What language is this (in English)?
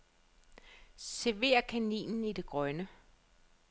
Danish